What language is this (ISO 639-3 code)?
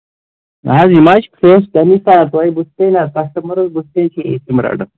kas